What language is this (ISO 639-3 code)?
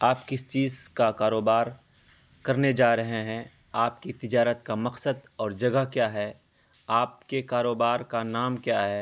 urd